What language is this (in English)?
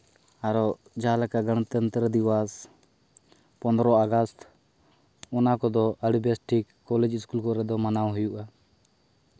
Santali